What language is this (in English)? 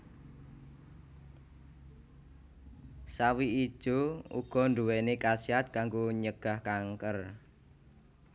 Javanese